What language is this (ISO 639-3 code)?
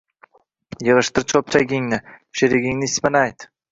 uzb